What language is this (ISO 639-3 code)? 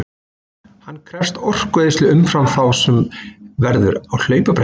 isl